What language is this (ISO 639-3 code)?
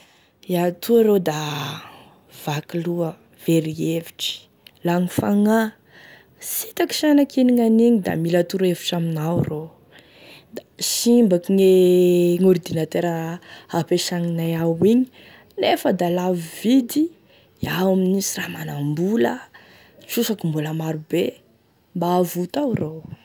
tkg